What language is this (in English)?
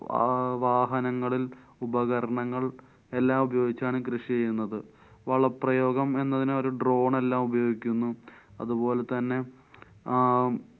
Malayalam